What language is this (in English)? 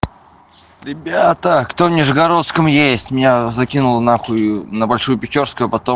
Russian